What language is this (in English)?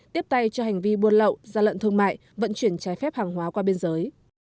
Vietnamese